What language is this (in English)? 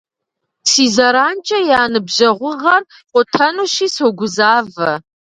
Kabardian